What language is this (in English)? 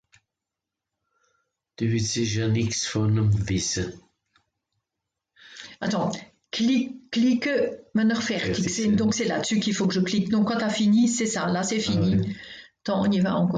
Swiss German